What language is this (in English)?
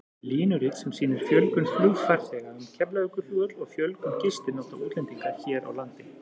Icelandic